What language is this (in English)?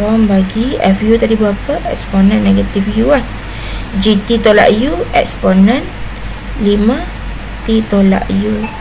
Malay